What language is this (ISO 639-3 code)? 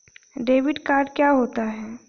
hin